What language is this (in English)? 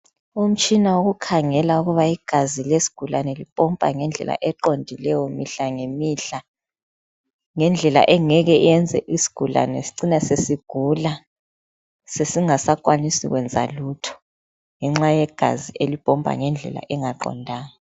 North Ndebele